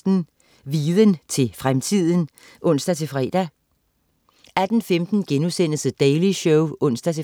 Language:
Danish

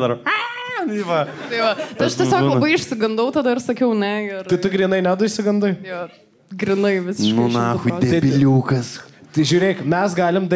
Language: Lithuanian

